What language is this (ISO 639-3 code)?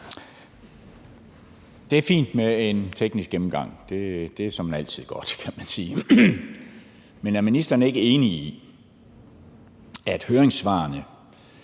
dan